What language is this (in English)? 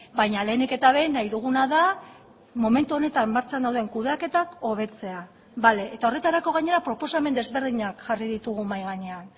Basque